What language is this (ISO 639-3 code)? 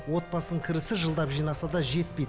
kaz